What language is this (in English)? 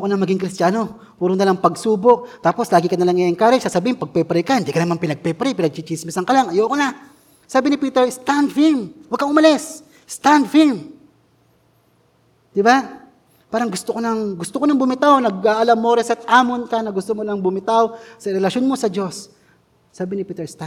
Filipino